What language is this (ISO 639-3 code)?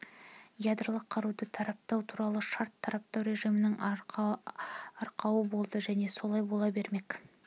kaz